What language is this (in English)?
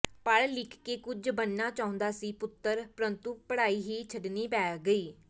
Punjabi